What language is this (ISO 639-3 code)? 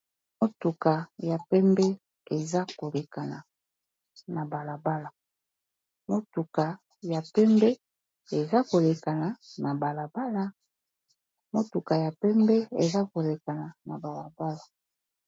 lin